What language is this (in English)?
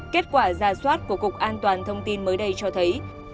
Vietnamese